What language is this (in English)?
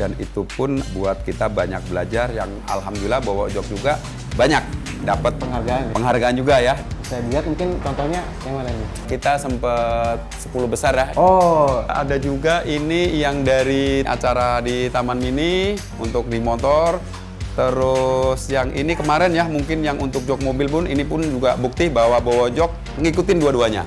Indonesian